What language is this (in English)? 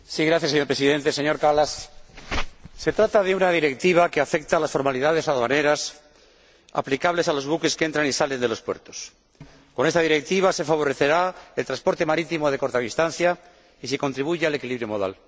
Spanish